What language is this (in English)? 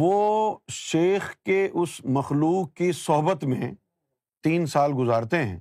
Urdu